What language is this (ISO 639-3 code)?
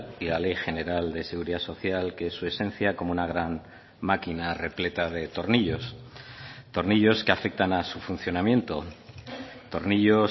spa